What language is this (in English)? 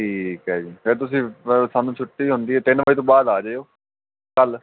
Punjabi